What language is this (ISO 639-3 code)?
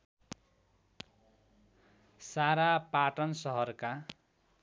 nep